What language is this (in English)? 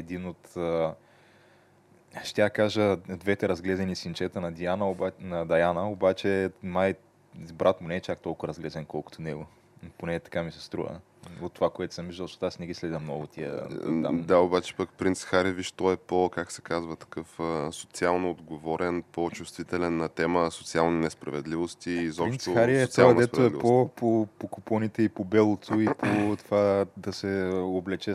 Bulgarian